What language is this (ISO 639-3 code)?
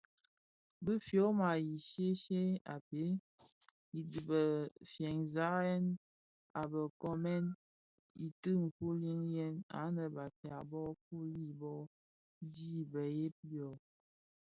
ksf